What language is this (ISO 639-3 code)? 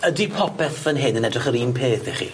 cym